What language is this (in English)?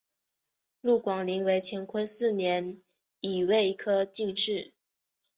Chinese